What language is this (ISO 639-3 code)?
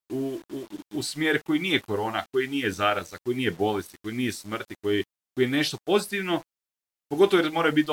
hrv